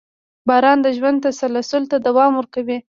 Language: Pashto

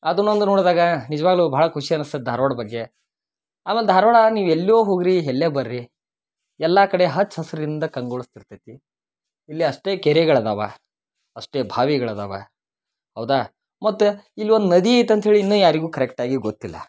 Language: Kannada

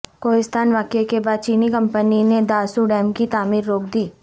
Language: Urdu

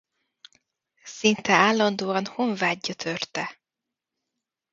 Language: Hungarian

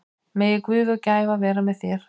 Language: Icelandic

